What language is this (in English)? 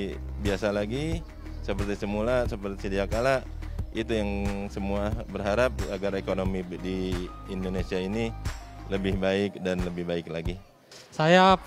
Indonesian